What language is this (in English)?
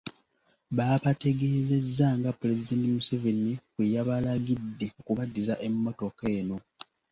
Ganda